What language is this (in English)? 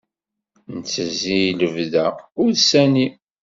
Kabyle